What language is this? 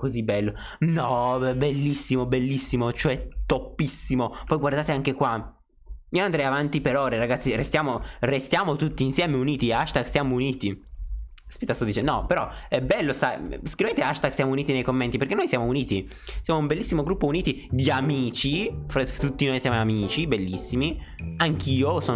Italian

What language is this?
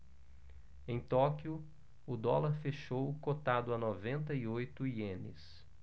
Portuguese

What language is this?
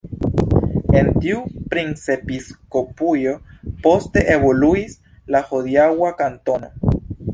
Esperanto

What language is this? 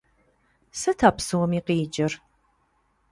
Kabardian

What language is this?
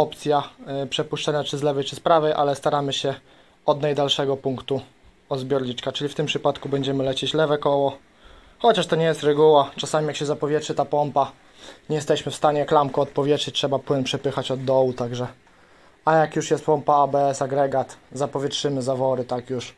Polish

